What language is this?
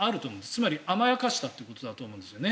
Japanese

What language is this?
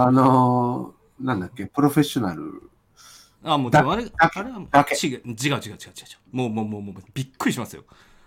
Japanese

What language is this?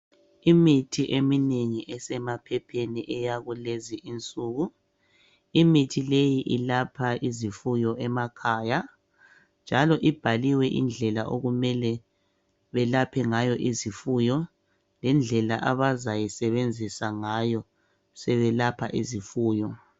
North Ndebele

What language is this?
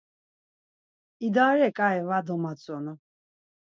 Laz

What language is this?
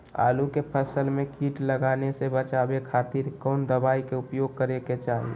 Magahi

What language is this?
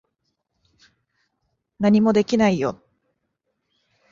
Japanese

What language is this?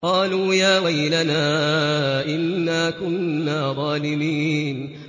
Arabic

